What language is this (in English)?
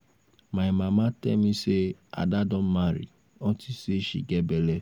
Nigerian Pidgin